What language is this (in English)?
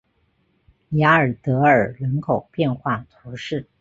Chinese